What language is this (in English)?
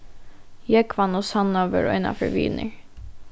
Faroese